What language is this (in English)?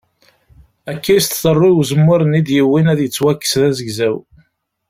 Kabyle